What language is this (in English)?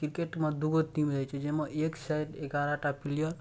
Maithili